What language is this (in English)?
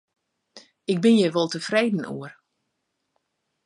Western Frisian